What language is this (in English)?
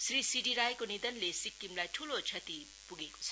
Nepali